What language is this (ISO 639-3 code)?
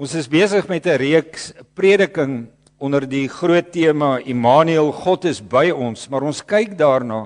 nld